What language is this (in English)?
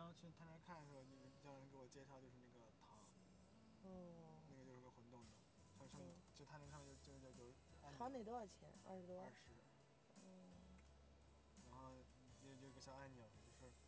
Chinese